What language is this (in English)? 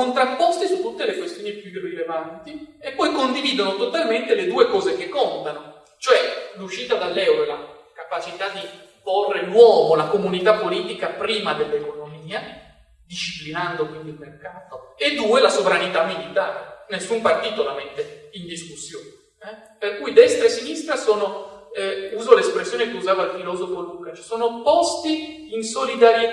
Italian